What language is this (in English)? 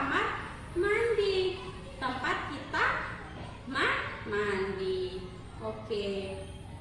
Indonesian